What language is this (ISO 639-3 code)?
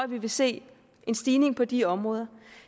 dan